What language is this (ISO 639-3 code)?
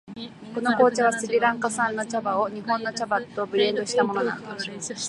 jpn